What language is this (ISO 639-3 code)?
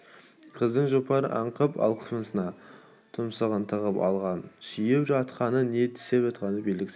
kaz